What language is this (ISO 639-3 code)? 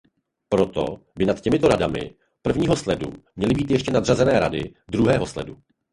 ces